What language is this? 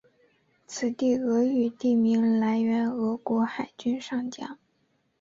Chinese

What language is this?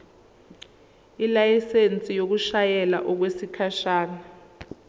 Zulu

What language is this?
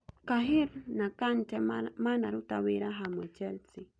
Kikuyu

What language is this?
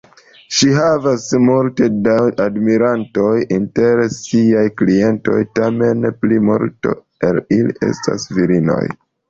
Esperanto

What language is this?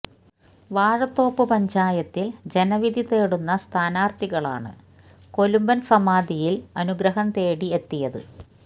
Malayalam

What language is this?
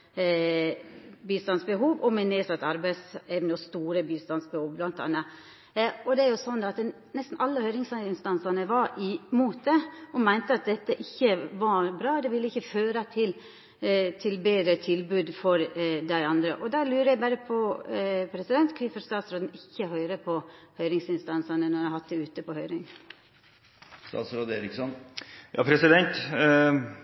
Norwegian Nynorsk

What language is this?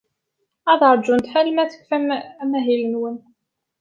Kabyle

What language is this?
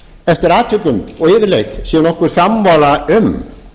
Icelandic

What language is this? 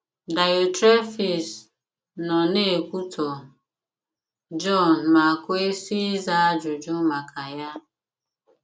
Igbo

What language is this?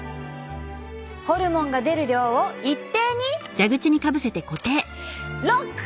Japanese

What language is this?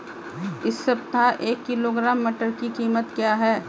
Hindi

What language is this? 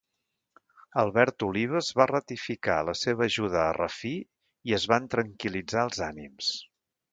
Catalan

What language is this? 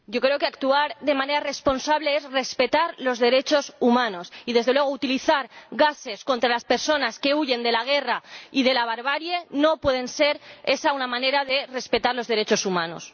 Spanish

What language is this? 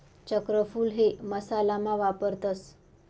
Marathi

